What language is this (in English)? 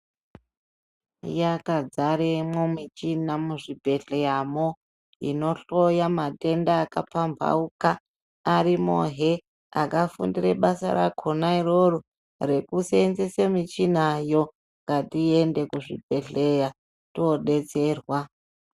Ndau